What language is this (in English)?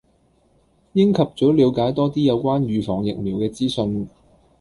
Cantonese